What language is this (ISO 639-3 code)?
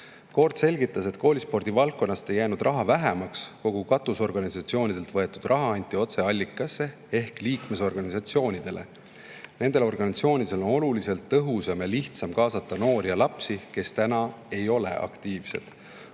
est